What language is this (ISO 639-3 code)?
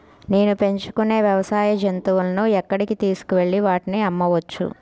tel